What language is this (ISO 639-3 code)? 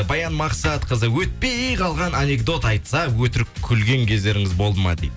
kaz